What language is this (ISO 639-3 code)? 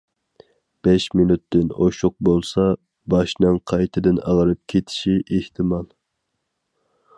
uig